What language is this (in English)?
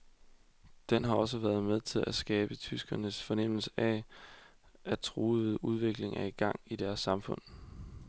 Danish